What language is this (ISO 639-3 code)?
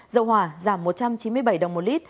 vie